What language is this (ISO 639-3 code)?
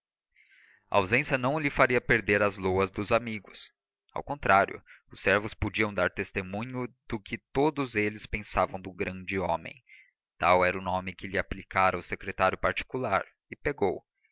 por